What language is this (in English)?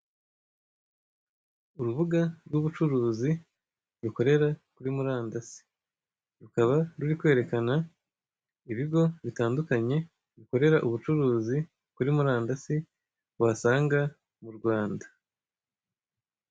Kinyarwanda